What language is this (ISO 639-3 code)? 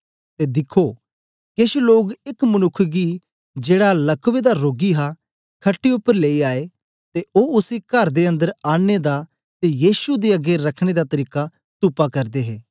doi